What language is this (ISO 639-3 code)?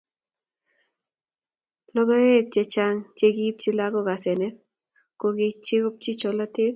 kln